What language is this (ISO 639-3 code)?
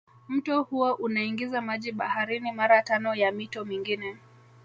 swa